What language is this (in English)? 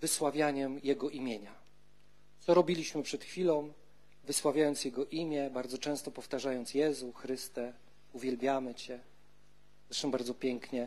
Polish